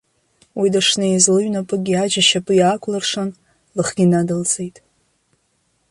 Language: Abkhazian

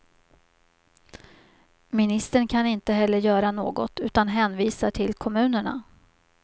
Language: Swedish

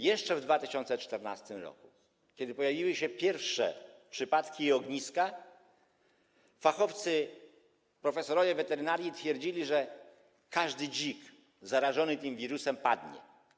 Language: Polish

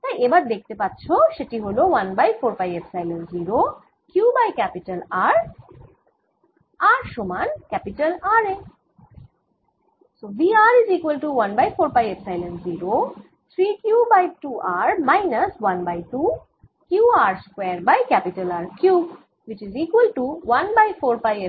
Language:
Bangla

